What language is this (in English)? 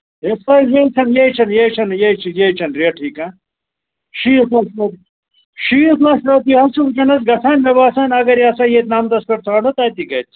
Kashmiri